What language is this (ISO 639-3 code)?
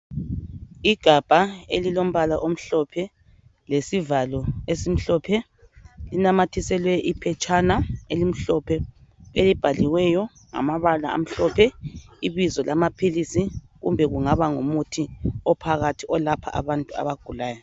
nde